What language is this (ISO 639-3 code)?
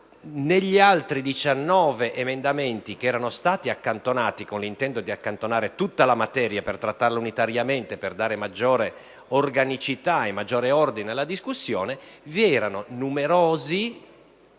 ita